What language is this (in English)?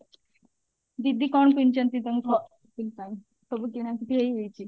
Odia